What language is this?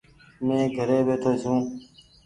Goaria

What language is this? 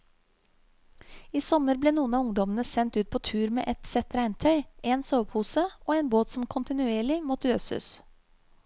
Norwegian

